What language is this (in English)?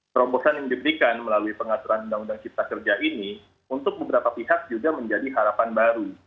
Indonesian